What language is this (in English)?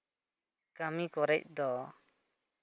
Santali